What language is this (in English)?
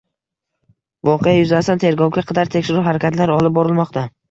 Uzbek